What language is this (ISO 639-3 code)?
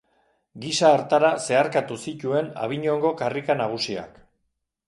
eus